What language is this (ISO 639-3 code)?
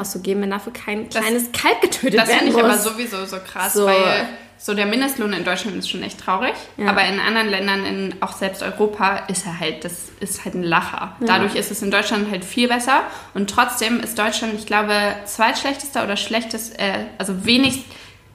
deu